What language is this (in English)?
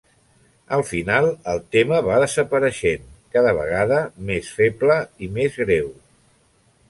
Catalan